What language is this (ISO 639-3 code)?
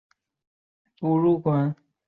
zho